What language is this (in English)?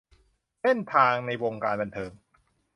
Thai